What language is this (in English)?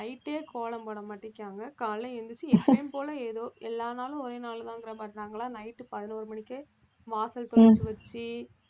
Tamil